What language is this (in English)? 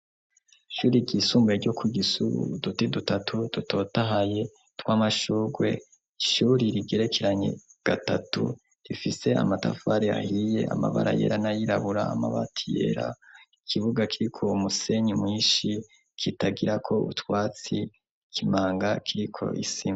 Rundi